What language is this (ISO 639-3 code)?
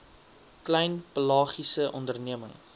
afr